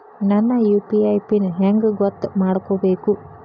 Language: Kannada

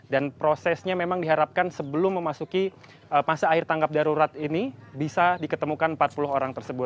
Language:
Indonesian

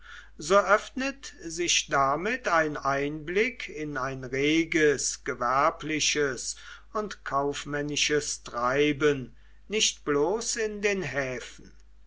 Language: German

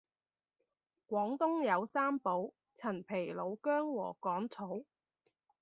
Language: Cantonese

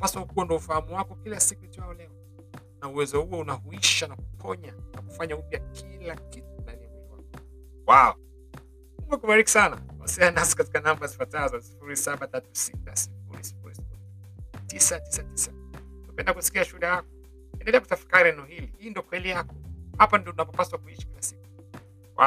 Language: Swahili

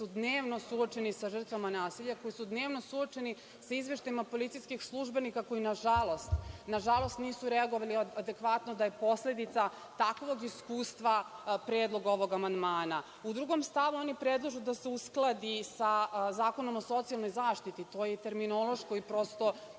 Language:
Serbian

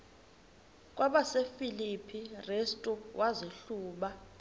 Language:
Xhosa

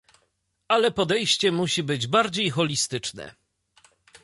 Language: Polish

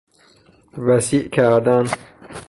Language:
Persian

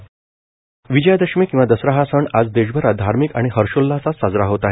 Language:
Marathi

